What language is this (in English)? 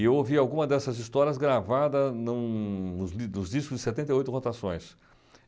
Portuguese